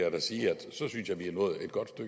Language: Danish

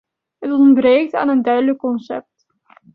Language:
Dutch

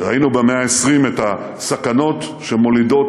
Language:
Hebrew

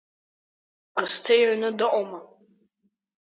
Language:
Abkhazian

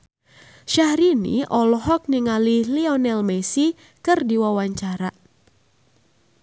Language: Sundanese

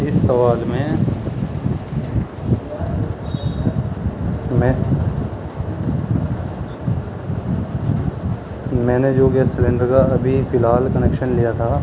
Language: Urdu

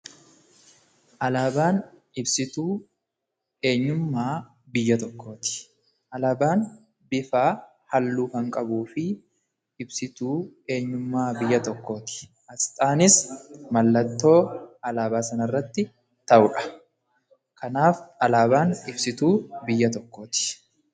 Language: Oromo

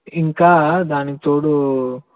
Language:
Telugu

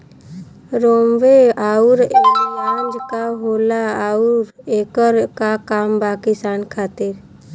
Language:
Bhojpuri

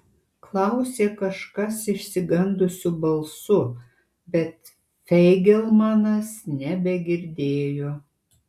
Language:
Lithuanian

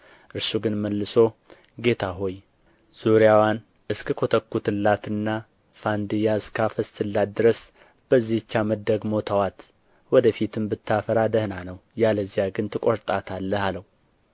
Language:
Amharic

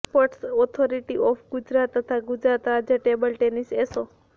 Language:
Gujarati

